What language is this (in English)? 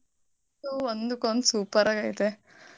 Kannada